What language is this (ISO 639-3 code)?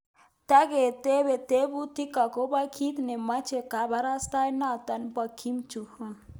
kln